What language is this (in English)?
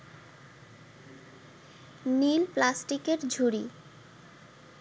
Bangla